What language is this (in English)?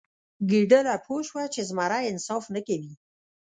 Pashto